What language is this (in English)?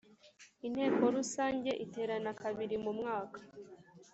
Kinyarwanda